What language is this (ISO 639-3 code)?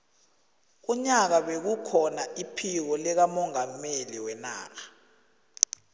nbl